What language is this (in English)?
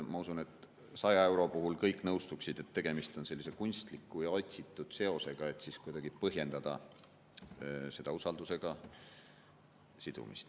Estonian